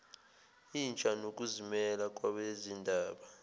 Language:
Zulu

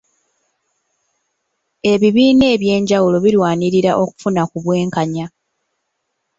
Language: Ganda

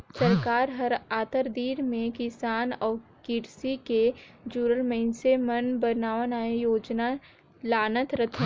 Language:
Chhattisgarhi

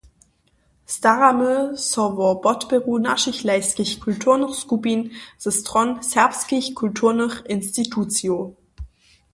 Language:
Upper Sorbian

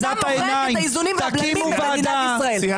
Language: Hebrew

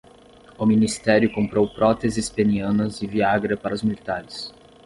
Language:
Portuguese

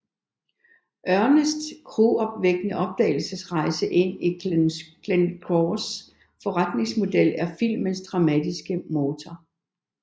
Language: Danish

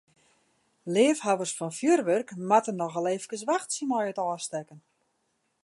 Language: Western Frisian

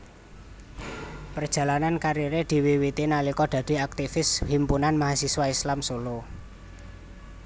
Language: Javanese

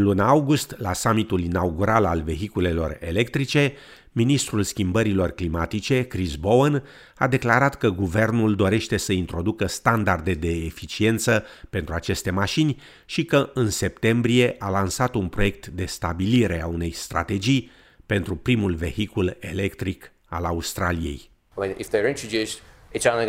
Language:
Romanian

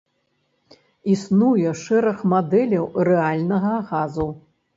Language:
Belarusian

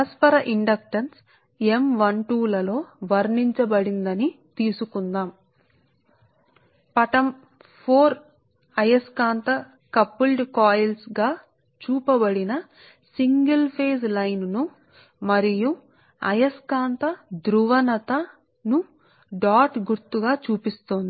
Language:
Telugu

